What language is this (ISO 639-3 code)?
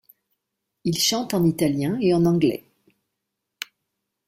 fra